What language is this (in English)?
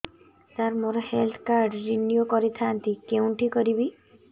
Odia